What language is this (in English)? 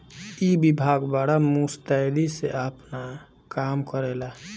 Bhojpuri